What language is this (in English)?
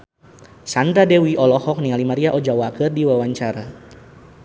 Sundanese